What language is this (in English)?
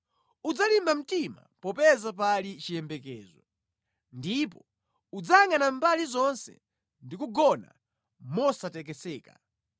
Nyanja